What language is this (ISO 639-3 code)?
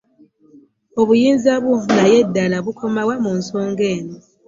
lug